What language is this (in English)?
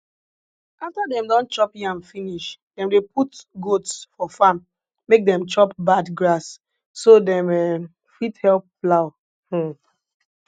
Nigerian Pidgin